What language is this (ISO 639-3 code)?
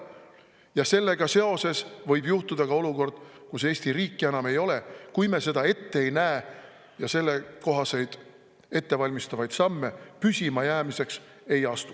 est